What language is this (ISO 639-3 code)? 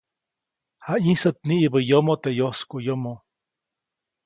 zoc